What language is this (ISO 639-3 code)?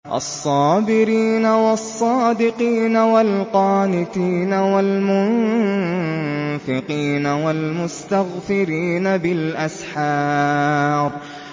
ara